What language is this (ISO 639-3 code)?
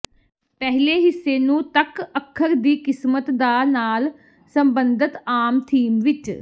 pan